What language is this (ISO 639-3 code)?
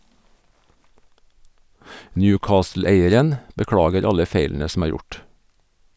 nor